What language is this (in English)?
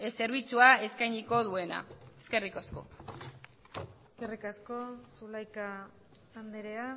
Basque